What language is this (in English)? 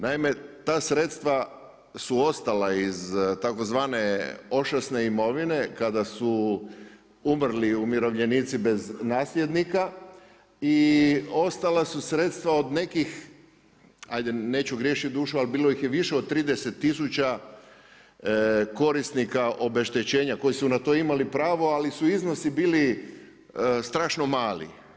Croatian